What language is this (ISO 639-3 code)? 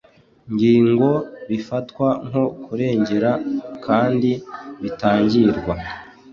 kin